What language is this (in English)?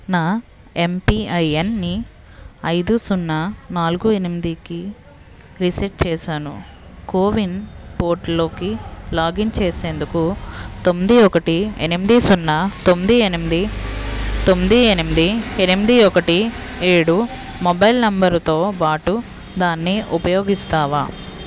Telugu